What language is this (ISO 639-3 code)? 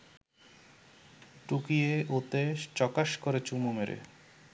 ben